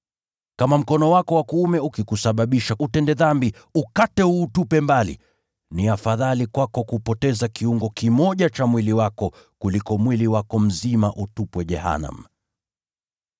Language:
Swahili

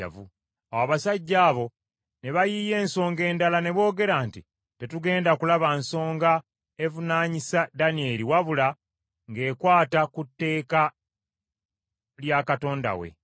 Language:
Ganda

